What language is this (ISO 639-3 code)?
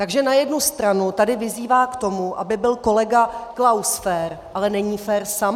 ces